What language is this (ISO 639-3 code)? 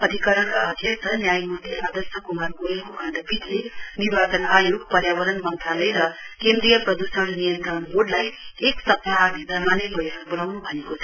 nep